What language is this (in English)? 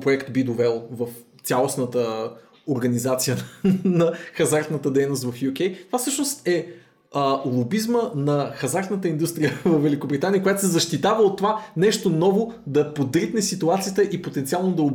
Bulgarian